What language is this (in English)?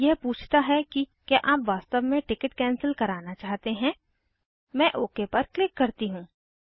Hindi